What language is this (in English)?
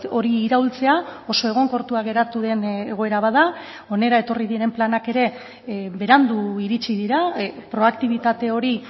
Basque